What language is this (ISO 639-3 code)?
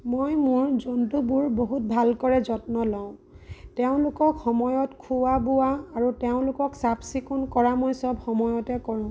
asm